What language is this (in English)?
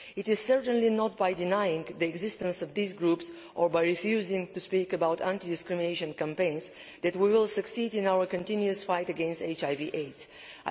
English